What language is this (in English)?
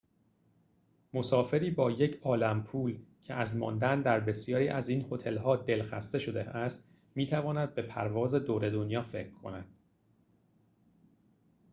Persian